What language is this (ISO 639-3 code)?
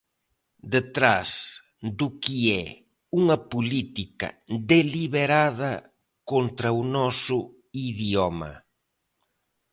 glg